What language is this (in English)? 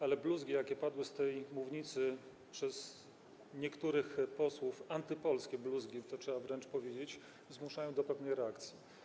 Polish